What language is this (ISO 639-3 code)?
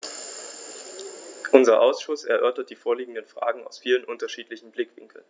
deu